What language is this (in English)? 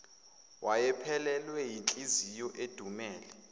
Zulu